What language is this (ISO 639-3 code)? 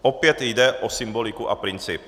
ces